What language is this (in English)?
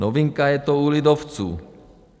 Czech